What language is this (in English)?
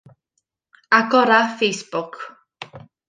Welsh